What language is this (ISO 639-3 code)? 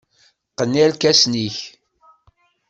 kab